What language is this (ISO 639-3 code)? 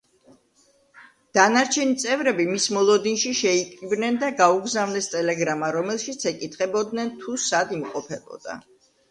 kat